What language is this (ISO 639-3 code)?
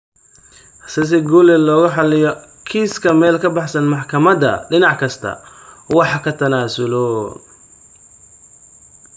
som